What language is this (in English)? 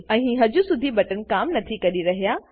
Gujarati